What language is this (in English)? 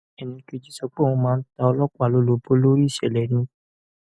Yoruba